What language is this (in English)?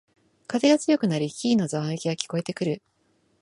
Japanese